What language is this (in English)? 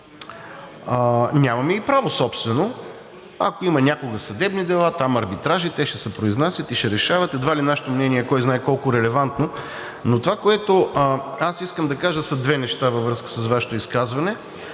Bulgarian